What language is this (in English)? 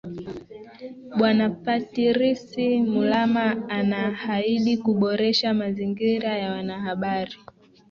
Swahili